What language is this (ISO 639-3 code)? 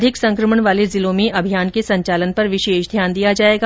hin